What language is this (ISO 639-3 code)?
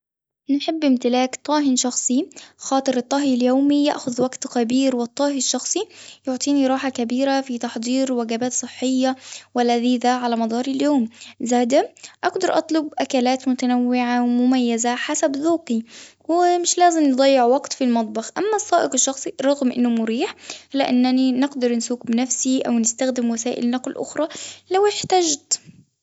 aeb